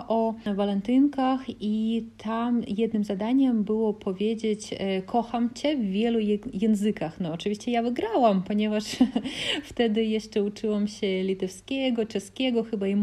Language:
Polish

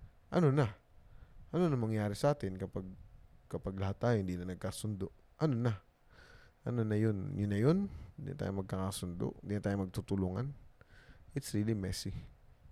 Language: Filipino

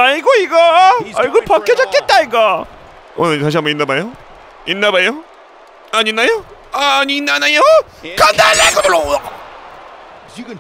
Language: Korean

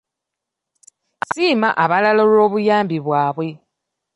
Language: Ganda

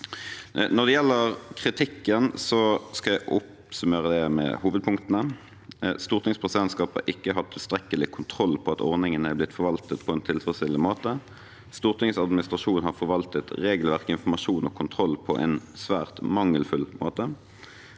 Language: Norwegian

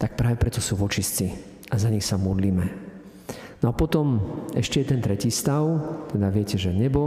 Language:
Slovak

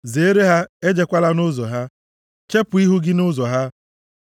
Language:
Igbo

